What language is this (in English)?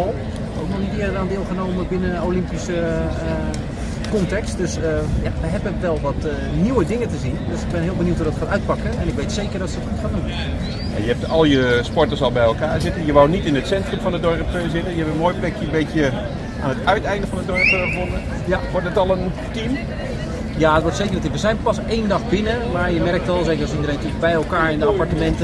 Dutch